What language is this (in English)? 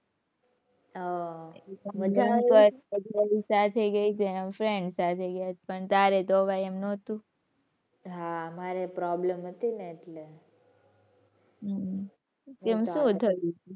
Gujarati